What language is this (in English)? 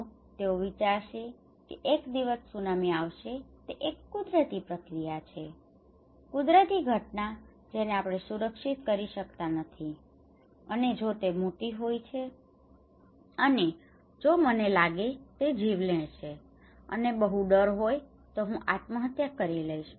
Gujarati